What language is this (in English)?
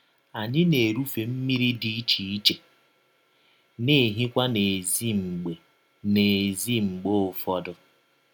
Igbo